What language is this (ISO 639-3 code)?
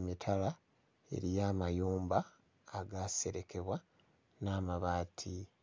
lug